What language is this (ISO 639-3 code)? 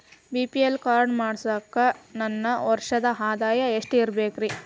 kan